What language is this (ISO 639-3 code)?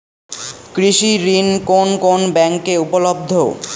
ben